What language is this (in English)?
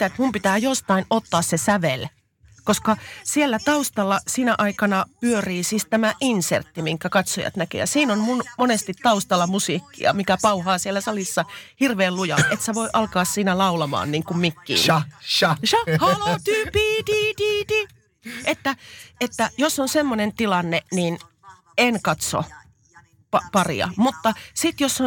Finnish